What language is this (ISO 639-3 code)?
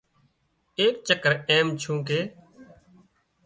kxp